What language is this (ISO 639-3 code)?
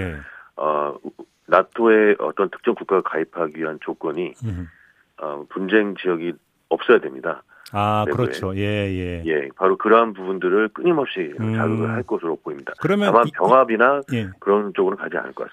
kor